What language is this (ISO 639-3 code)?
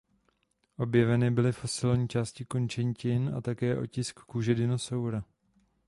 ces